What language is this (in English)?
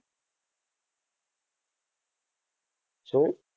Gujarati